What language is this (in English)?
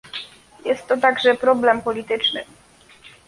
Polish